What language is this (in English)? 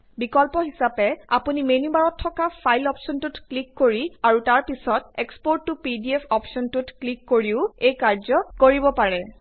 Assamese